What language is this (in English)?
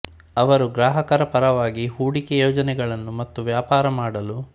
Kannada